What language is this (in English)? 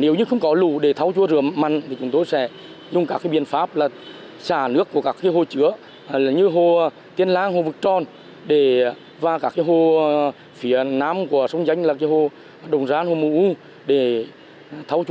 Vietnamese